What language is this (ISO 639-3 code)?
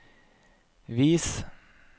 nor